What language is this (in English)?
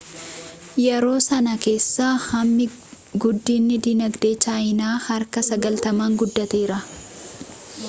Oromo